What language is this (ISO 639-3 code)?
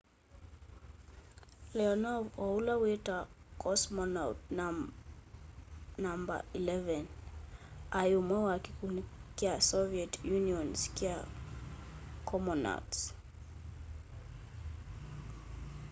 kam